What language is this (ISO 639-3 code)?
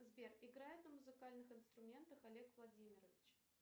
rus